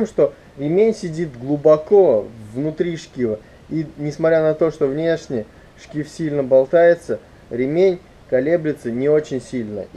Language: Russian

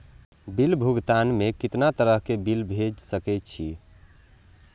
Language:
Maithili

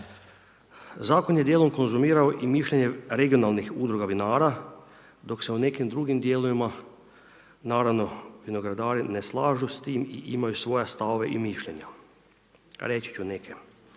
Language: Croatian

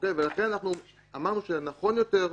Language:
Hebrew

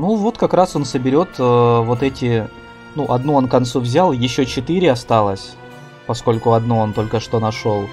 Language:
Russian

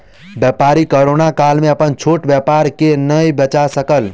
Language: Maithili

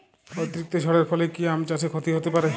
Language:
Bangla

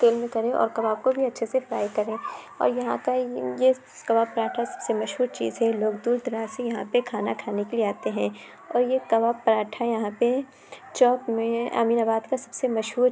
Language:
Urdu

